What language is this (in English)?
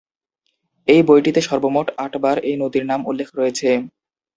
Bangla